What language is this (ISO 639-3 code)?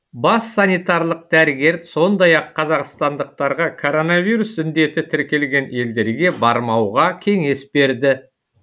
kaz